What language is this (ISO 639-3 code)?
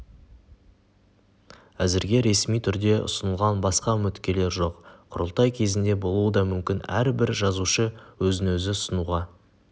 kaz